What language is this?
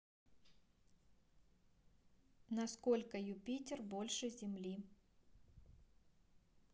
Russian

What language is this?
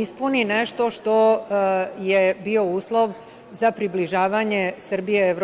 Serbian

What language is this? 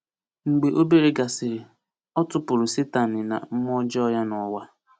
Igbo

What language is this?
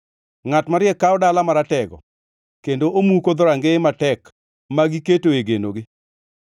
Luo (Kenya and Tanzania)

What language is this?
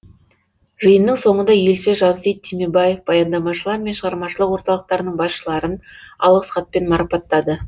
Kazakh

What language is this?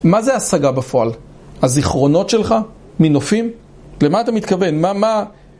Hebrew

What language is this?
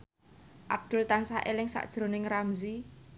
Javanese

